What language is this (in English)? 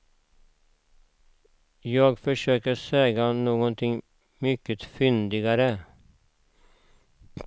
Swedish